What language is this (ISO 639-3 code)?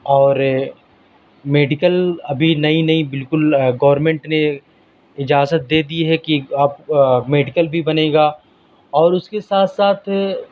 urd